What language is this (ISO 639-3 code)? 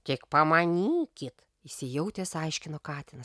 lit